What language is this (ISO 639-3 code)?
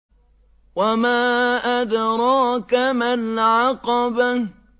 ara